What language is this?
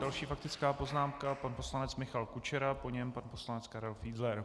Czech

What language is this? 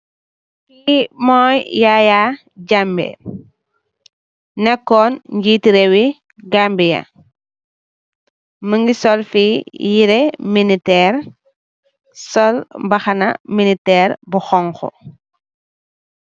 Wolof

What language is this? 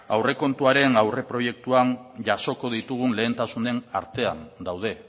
Basque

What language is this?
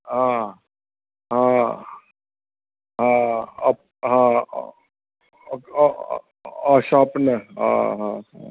Sindhi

